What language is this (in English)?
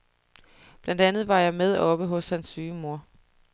Danish